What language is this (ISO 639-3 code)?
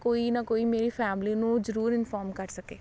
pan